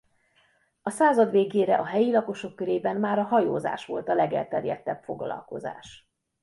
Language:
Hungarian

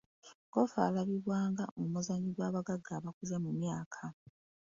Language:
Ganda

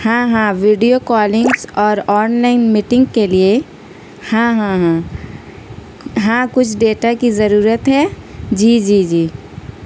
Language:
Urdu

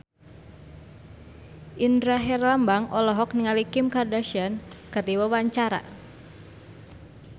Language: Sundanese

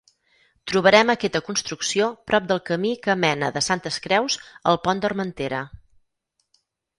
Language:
Catalan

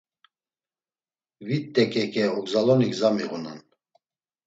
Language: Laz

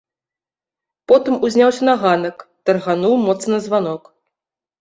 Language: Belarusian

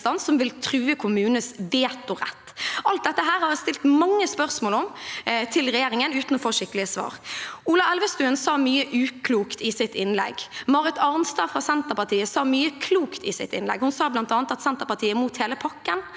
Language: Norwegian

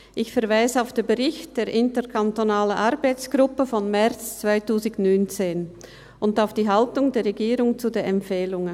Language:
Swiss German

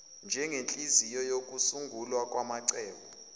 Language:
Zulu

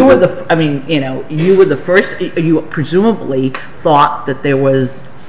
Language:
English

